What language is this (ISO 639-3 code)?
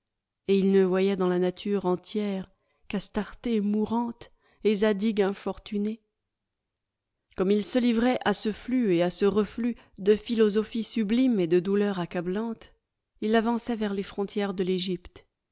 fra